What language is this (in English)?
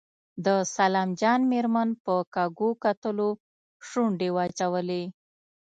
Pashto